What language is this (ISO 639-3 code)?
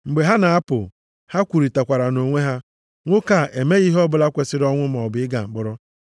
ibo